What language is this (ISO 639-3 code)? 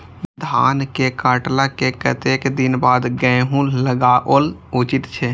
mai